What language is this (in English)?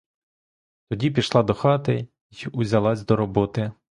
Ukrainian